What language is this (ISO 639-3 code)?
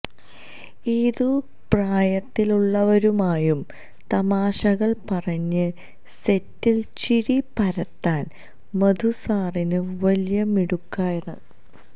mal